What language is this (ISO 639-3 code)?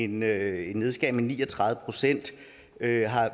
dan